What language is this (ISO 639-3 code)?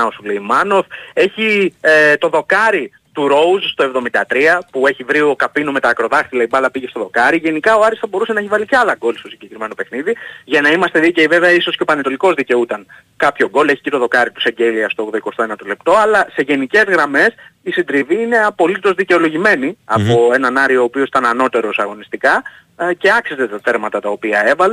ell